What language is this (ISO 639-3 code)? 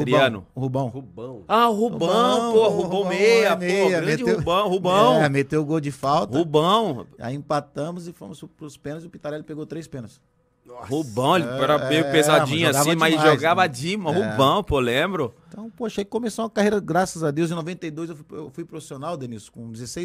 por